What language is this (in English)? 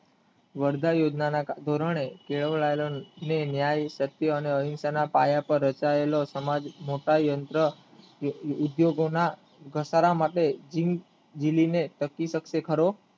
Gujarati